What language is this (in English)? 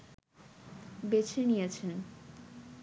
Bangla